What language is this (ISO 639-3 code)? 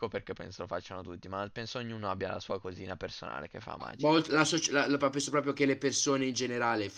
ita